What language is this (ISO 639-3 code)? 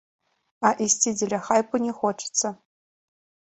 bel